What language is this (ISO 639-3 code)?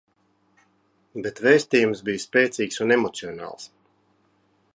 lav